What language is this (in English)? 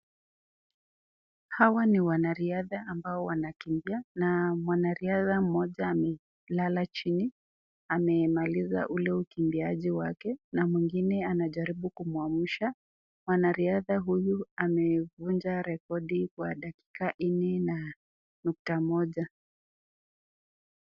Swahili